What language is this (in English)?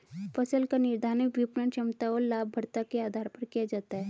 Hindi